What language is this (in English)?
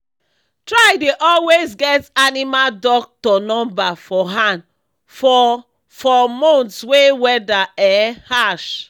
Nigerian Pidgin